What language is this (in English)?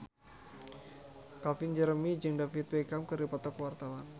Sundanese